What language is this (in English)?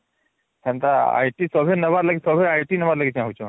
Odia